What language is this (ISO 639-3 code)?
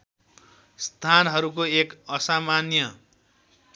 nep